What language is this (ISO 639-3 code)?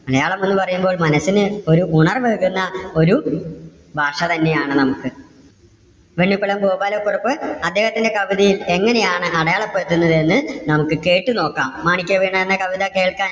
mal